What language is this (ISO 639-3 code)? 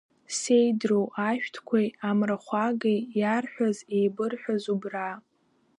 abk